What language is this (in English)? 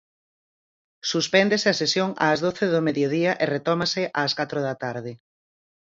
Galician